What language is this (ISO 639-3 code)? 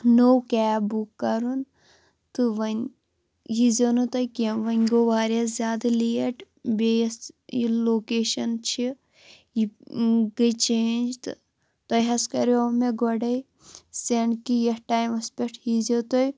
kas